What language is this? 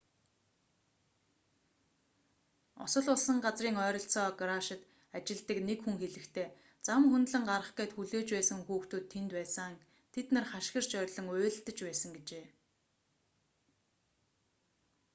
Mongolian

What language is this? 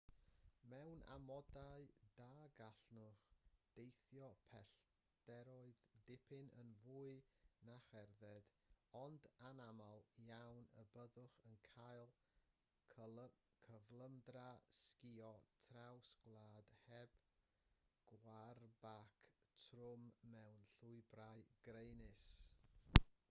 Welsh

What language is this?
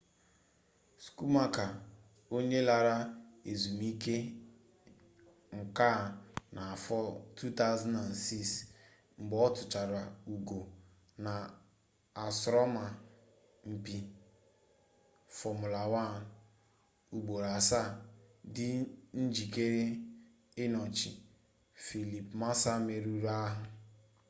Igbo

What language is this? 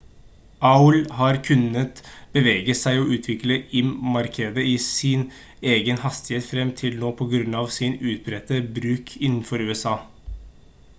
Norwegian Bokmål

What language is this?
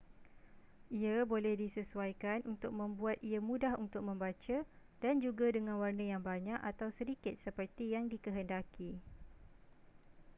Malay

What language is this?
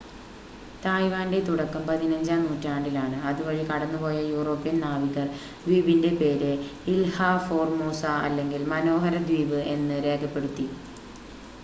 Malayalam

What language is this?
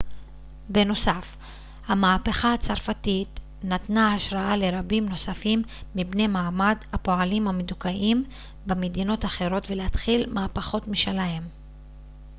Hebrew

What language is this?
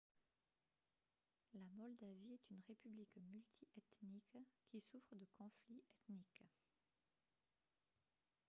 French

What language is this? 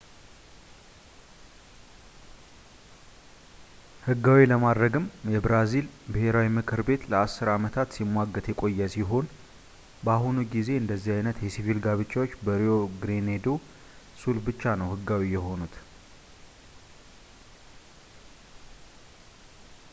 Amharic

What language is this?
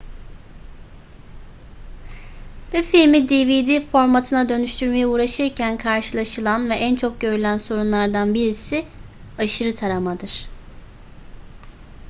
Turkish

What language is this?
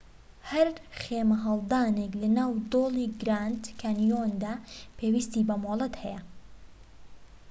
Central Kurdish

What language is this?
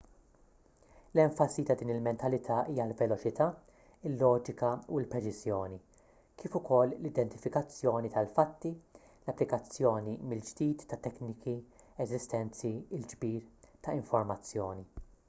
Maltese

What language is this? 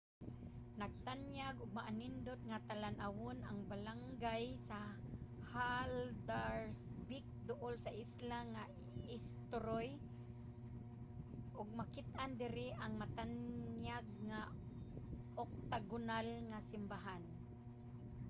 Cebuano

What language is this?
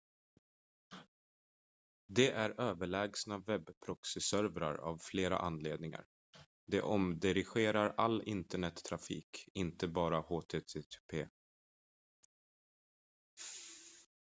Swedish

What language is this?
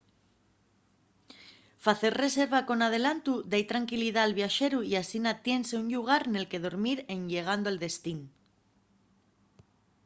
Asturian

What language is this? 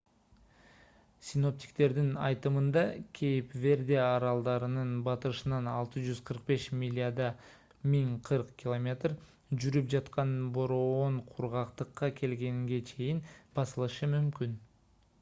Kyrgyz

